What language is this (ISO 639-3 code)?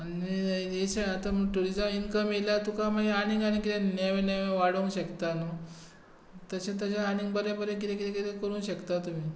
kok